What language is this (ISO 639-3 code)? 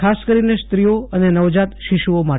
guj